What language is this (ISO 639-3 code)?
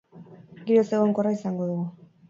eus